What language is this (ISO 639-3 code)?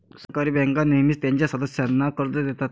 mar